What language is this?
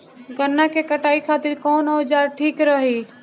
Bhojpuri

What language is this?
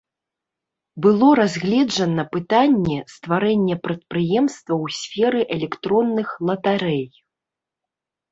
Belarusian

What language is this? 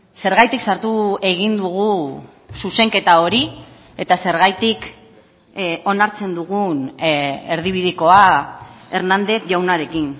Basque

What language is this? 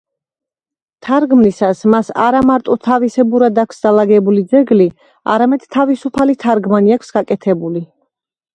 Georgian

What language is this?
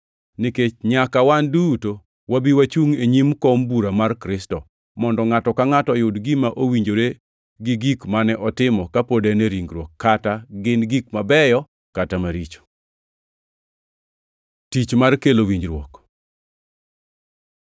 Luo (Kenya and Tanzania)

